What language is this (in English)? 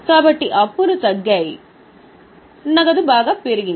Telugu